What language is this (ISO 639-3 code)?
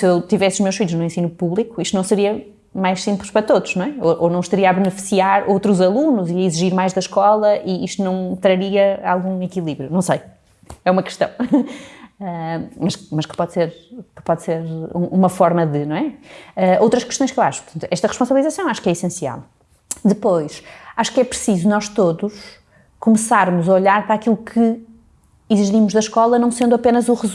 por